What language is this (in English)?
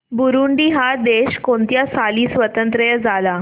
Marathi